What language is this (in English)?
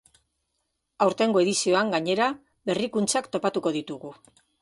Basque